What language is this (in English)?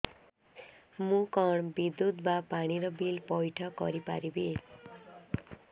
Odia